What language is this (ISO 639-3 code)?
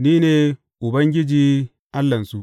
hau